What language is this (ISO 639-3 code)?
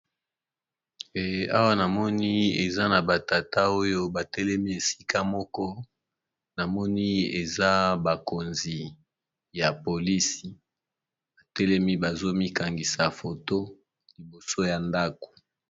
lin